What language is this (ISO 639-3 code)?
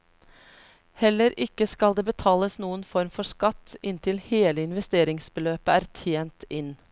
nor